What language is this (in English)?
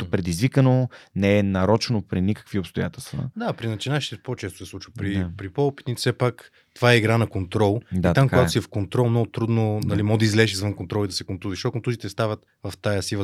Bulgarian